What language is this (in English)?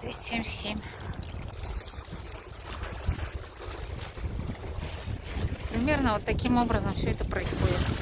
Russian